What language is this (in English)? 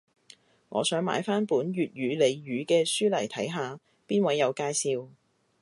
Cantonese